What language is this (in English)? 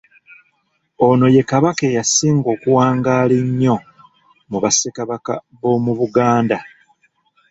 Ganda